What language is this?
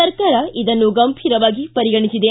Kannada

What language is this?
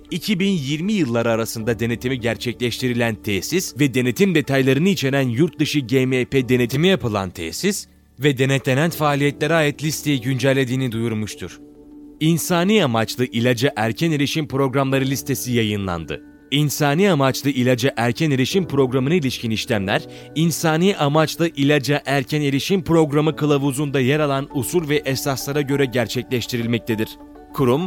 Turkish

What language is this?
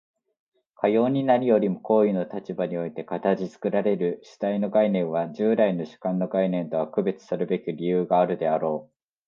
Japanese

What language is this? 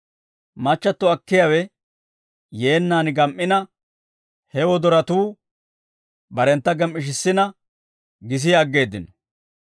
Dawro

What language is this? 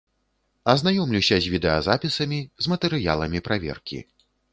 Belarusian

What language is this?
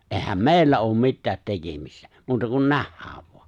Finnish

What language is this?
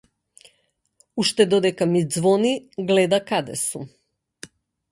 Macedonian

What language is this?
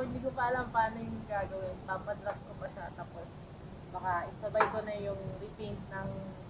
Filipino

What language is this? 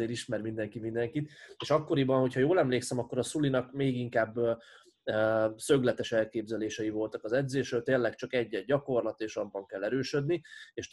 Hungarian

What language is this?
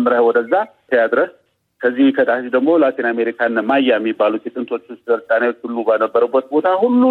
Amharic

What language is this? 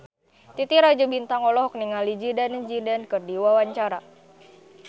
Sundanese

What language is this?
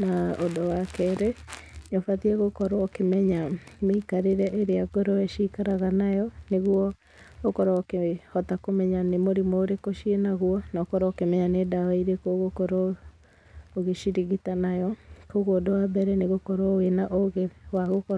Kikuyu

